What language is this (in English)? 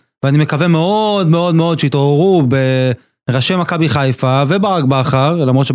Hebrew